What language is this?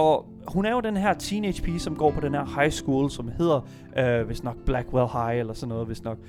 Danish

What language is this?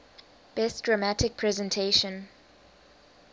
English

